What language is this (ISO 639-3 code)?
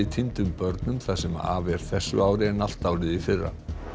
isl